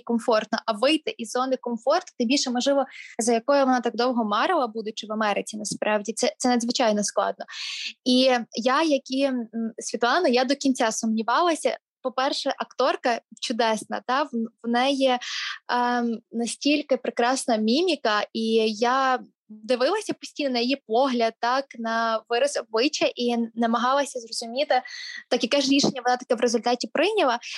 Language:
Ukrainian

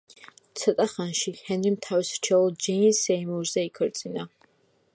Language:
Georgian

